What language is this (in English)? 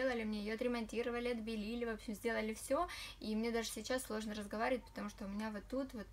Russian